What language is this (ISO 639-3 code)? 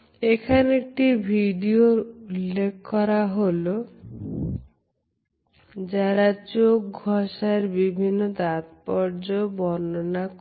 ben